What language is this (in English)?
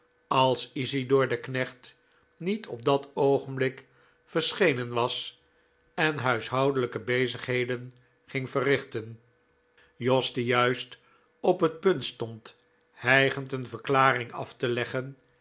Dutch